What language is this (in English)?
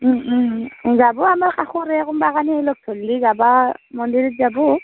Assamese